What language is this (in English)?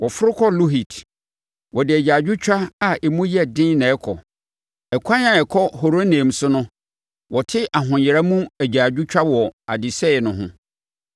Akan